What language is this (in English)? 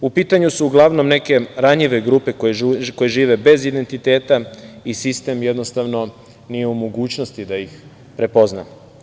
Serbian